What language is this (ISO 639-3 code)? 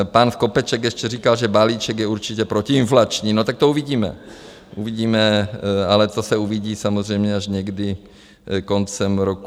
ces